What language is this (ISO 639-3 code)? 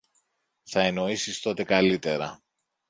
ell